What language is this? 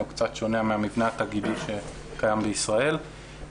Hebrew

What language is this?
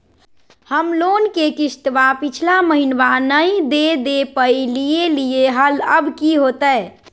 Magahi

